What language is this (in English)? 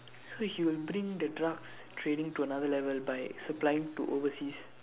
English